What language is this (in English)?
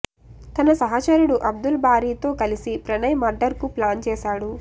Telugu